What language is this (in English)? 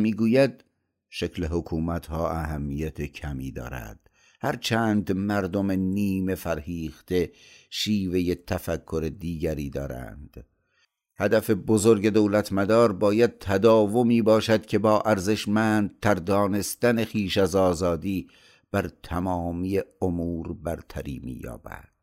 Persian